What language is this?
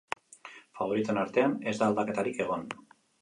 Basque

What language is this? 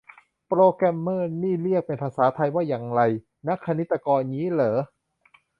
Thai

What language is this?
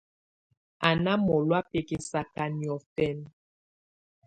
Tunen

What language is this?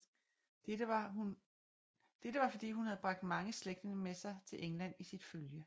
Danish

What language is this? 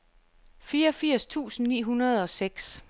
Danish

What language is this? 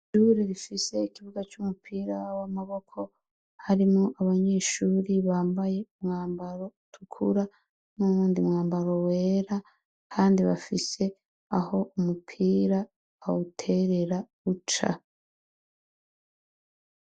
Rundi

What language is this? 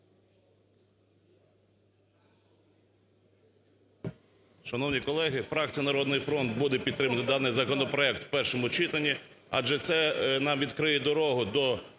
Ukrainian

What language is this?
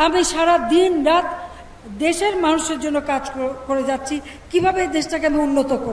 Romanian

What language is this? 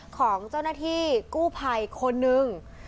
Thai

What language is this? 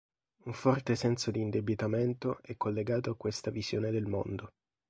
Italian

